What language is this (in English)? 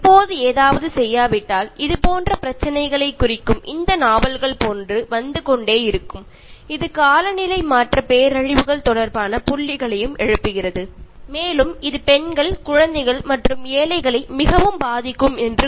Malayalam